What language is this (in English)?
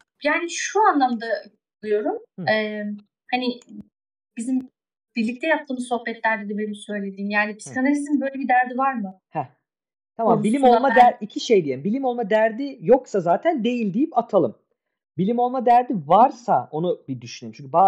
Turkish